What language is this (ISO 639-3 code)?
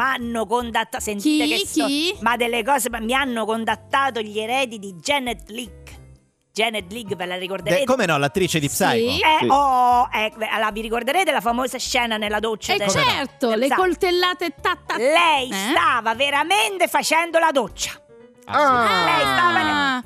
ita